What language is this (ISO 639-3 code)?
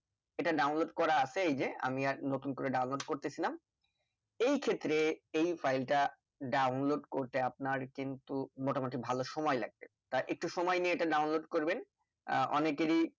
ben